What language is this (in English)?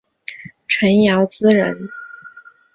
Chinese